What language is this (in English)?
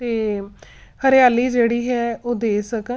Punjabi